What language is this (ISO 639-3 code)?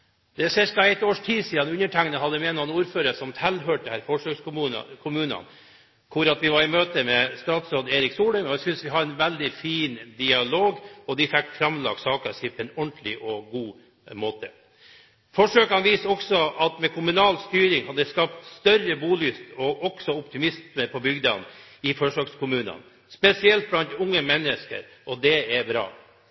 nob